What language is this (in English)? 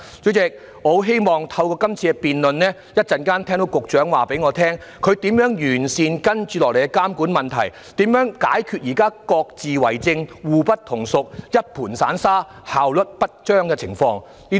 Cantonese